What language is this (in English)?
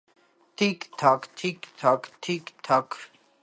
Armenian